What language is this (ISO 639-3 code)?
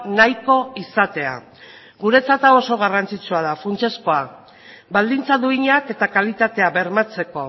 eus